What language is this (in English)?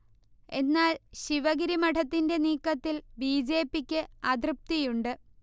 Malayalam